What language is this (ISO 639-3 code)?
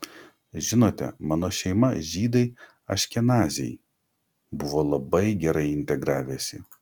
lit